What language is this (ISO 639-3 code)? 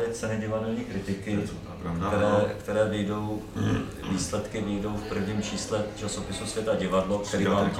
ces